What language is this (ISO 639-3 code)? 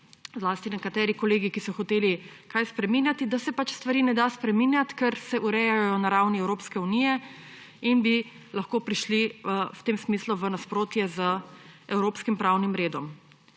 slv